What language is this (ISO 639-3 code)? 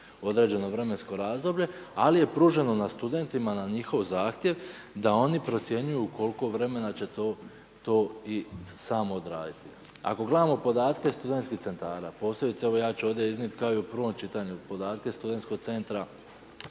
hrv